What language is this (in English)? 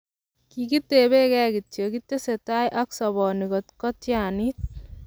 Kalenjin